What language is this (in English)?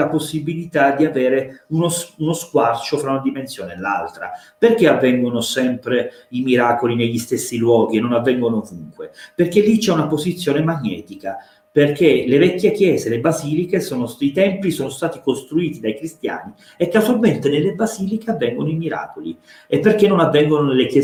Italian